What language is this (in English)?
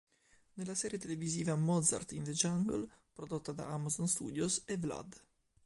Italian